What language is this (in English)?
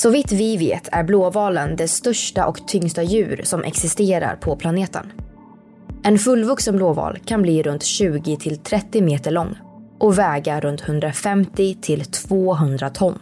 Swedish